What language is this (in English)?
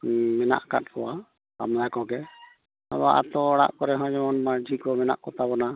Santali